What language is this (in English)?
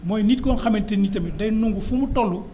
Wolof